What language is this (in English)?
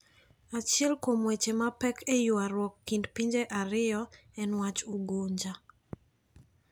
Luo (Kenya and Tanzania)